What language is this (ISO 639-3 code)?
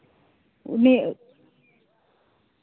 sat